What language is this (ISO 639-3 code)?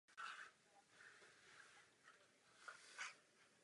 ces